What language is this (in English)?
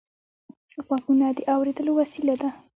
Pashto